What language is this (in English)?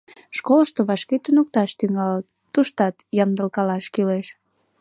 Mari